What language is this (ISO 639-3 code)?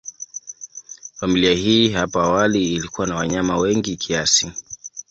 swa